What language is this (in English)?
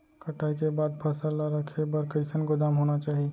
Chhattisgarhi